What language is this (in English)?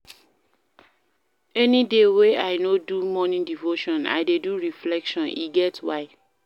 Nigerian Pidgin